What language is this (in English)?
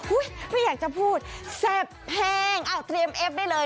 Thai